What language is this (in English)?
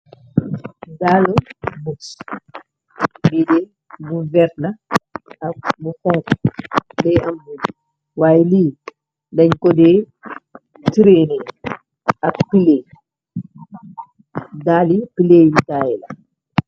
Wolof